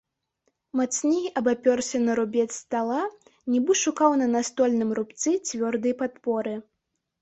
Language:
Belarusian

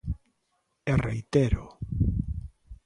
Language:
Galician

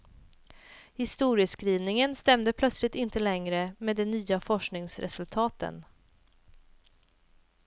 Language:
Swedish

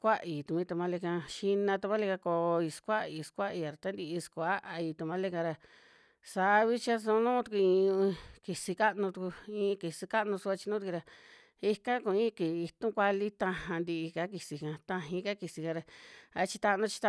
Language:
Western Juxtlahuaca Mixtec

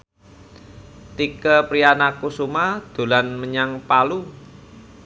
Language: Javanese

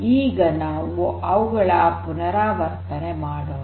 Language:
Kannada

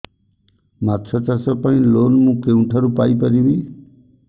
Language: Odia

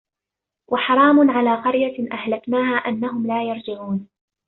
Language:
Arabic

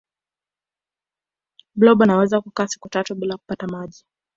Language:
Swahili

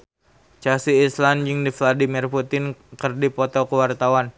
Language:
Sundanese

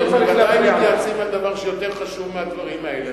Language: Hebrew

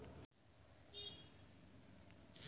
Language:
Maithili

